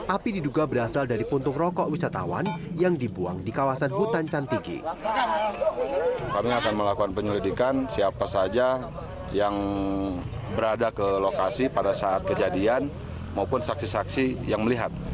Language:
Indonesian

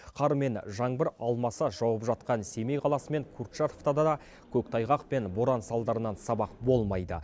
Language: Kazakh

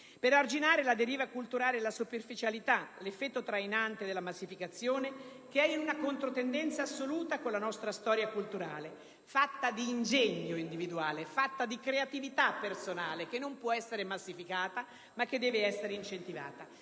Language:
Italian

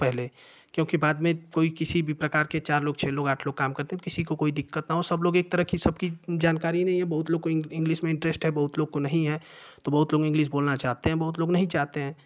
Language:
Hindi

